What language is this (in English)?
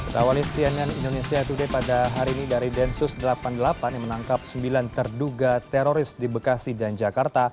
Indonesian